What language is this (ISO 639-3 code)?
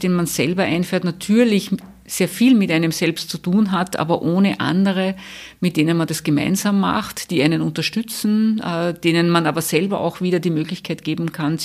deu